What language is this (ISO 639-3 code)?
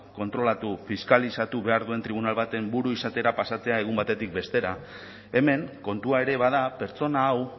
eus